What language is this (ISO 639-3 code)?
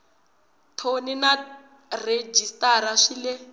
tso